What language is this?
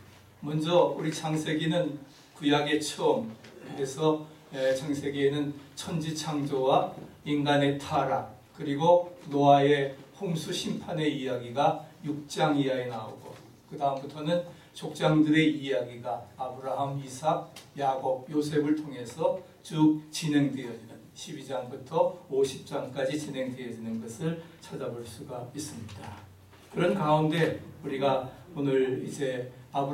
Korean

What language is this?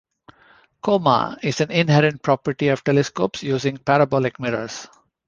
English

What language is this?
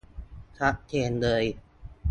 Thai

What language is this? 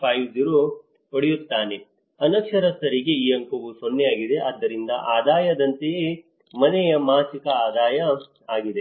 Kannada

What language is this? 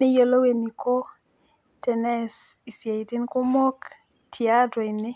Masai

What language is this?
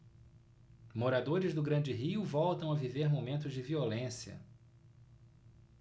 Portuguese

